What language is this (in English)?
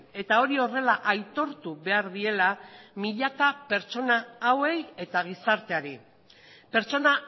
Basque